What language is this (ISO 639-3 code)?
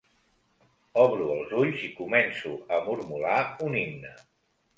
cat